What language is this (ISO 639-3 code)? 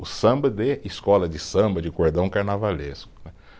por